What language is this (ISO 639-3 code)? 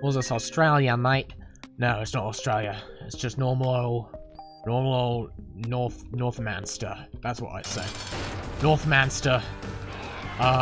eng